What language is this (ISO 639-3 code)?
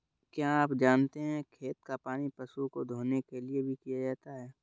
hin